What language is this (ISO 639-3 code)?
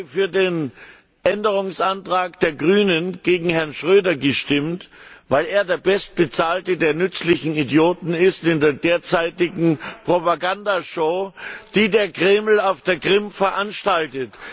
deu